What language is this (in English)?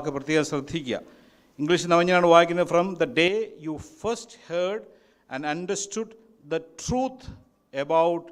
Malayalam